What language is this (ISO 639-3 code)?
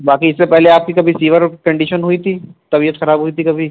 urd